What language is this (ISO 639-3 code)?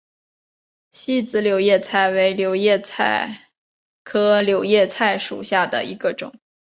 zho